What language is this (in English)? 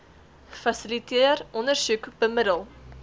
Afrikaans